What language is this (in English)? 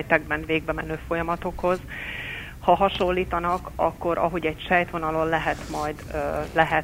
Hungarian